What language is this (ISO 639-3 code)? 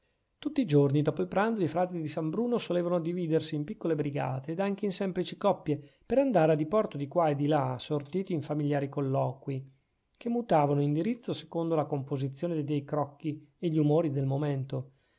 ita